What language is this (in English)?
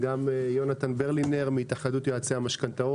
Hebrew